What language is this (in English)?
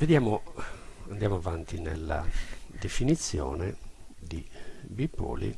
Italian